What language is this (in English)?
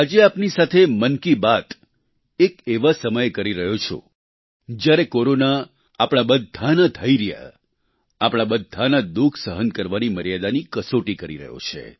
Gujarati